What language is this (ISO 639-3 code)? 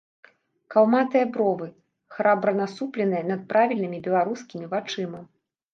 bel